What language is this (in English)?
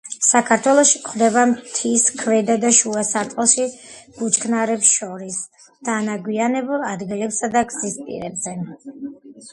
Georgian